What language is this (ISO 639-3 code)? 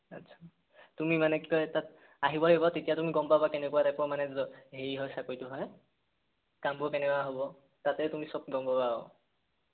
asm